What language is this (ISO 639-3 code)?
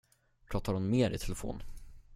swe